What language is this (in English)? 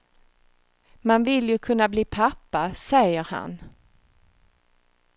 Swedish